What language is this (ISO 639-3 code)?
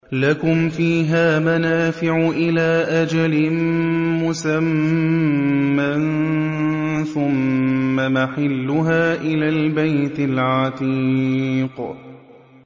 ara